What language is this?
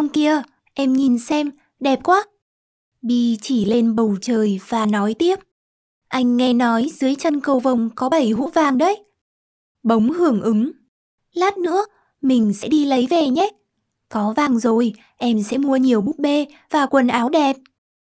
Vietnamese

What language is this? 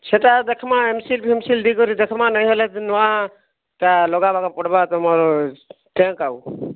Odia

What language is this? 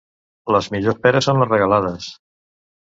Catalan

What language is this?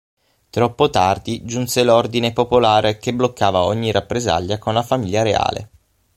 Italian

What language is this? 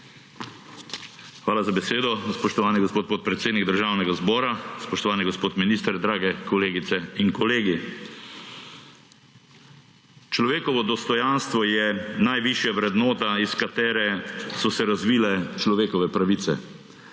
Slovenian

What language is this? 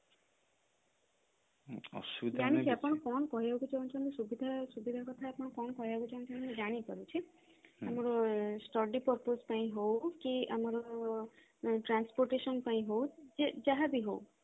Odia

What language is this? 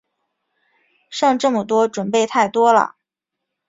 Chinese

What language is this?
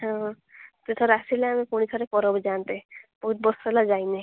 Odia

